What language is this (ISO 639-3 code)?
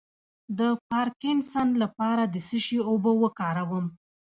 pus